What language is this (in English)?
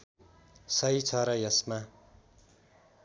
Nepali